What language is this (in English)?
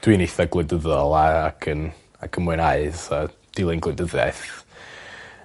Welsh